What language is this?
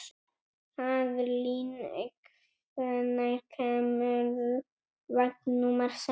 Icelandic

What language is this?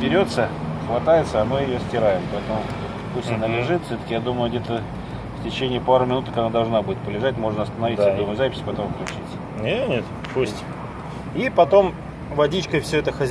Russian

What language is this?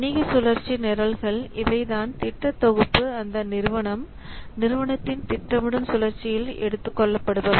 Tamil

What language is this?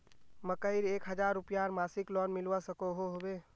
Magahi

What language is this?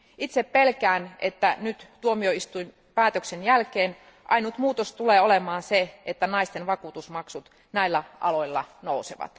Finnish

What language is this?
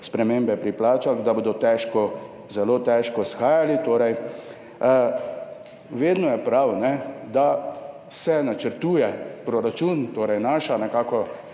Slovenian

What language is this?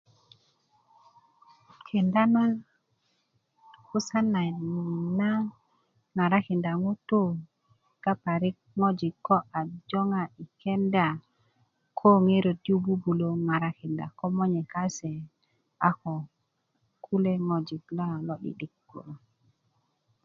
Kuku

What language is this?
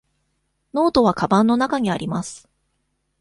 Japanese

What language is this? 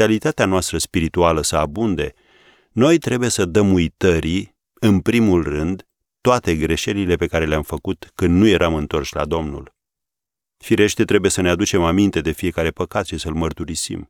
Romanian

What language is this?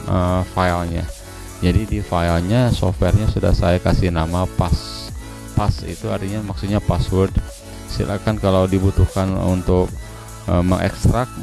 Indonesian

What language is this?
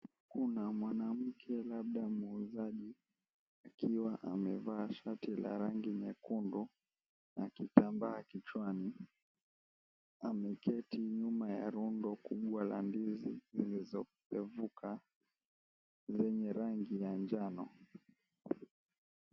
Swahili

